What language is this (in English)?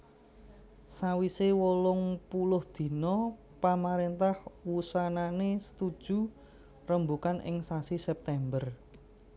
Javanese